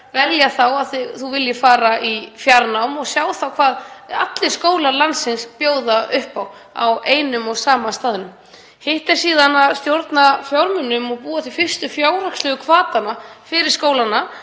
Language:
Icelandic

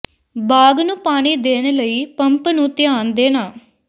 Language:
Punjabi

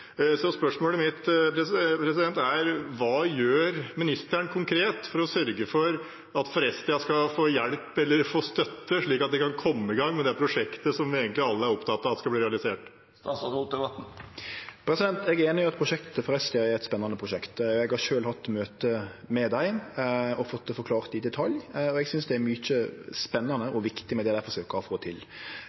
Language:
Norwegian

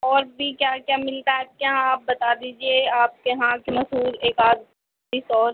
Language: Urdu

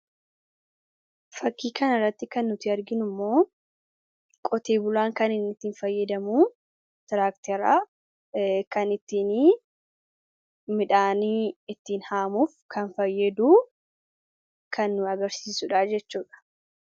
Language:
Oromo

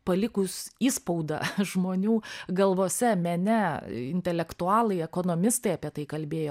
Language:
Lithuanian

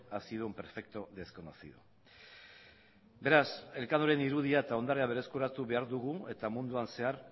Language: Basque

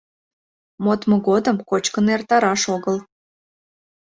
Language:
Mari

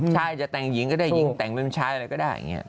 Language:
Thai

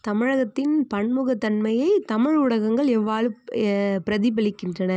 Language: Tamil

